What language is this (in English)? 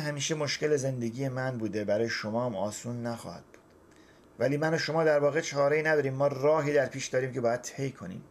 Persian